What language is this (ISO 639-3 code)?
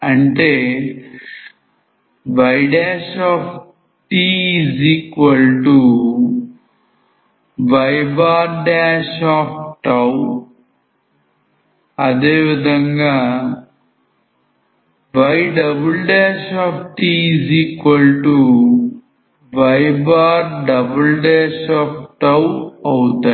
tel